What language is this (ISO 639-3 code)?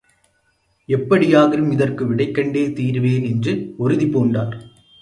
tam